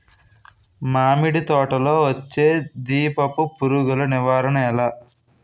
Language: Telugu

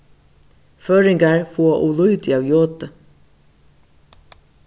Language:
Faroese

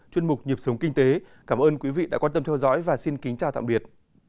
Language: Vietnamese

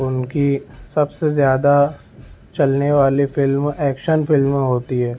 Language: Urdu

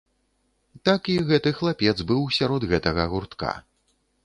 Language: Belarusian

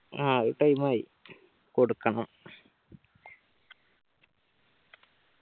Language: Malayalam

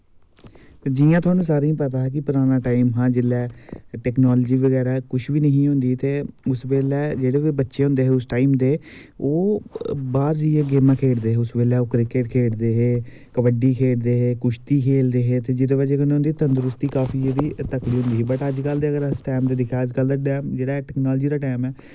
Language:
Dogri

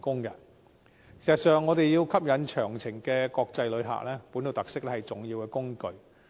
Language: Cantonese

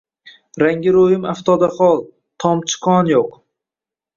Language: Uzbek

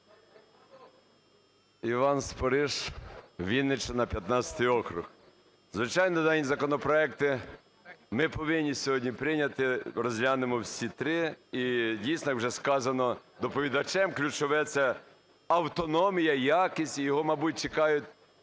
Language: Ukrainian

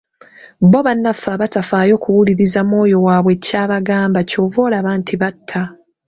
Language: Ganda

